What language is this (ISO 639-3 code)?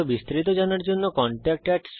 ben